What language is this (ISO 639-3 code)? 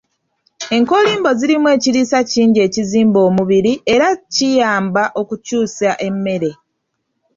lug